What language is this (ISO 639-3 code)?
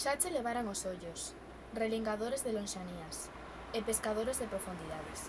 glg